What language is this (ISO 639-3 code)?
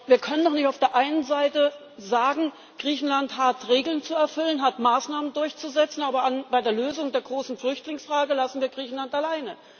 deu